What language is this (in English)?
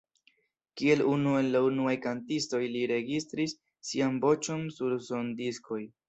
Esperanto